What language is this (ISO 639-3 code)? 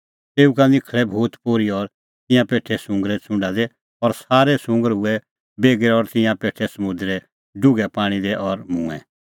kfx